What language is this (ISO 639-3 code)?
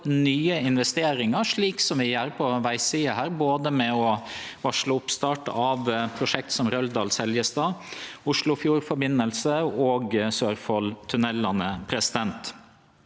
nor